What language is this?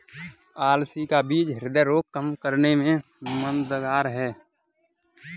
Hindi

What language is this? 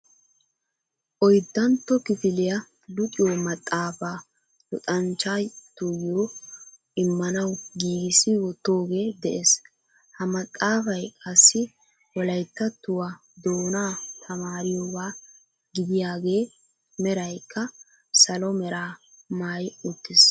Wolaytta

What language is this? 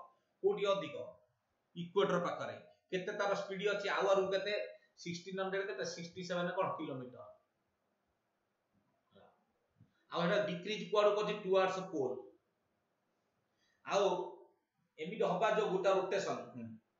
Indonesian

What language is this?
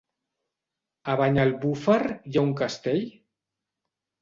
Catalan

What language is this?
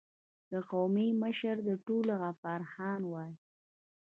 Pashto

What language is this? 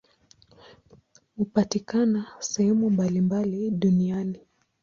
Swahili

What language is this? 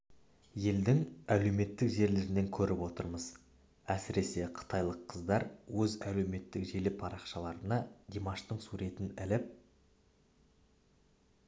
Kazakh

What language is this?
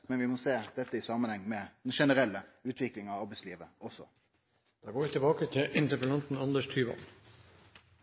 Norwegian Nynorsk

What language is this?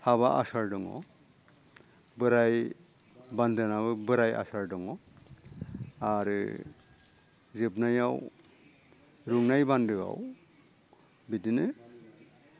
Bodo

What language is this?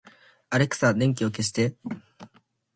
Japanese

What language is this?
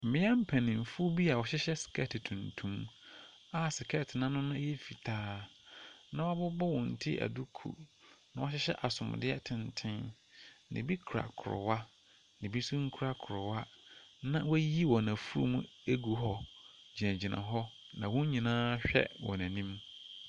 Akan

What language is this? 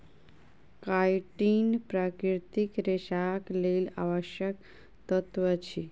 Maithili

